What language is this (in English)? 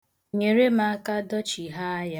Igbo